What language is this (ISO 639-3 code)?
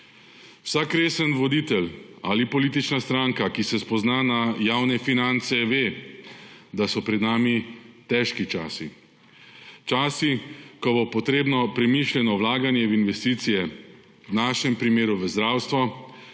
slv